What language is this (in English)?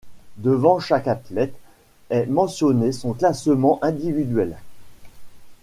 French